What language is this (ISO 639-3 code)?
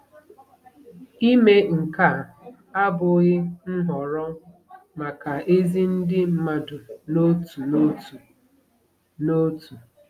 ibo